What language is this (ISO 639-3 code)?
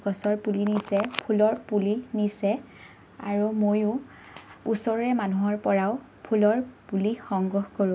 asm